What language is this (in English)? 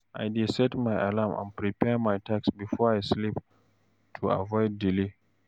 Nigerian Pidgin